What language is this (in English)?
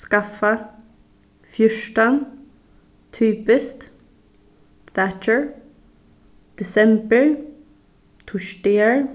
Faroese